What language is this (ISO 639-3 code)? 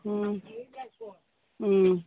mni